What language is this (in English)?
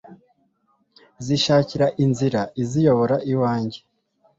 Kinyarwanda